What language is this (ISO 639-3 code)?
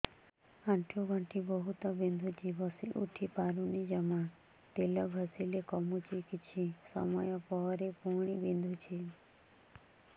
ori